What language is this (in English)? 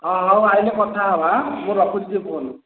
Odia